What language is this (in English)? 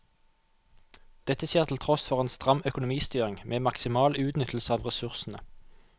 Norwegian